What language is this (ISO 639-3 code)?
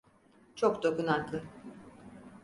tur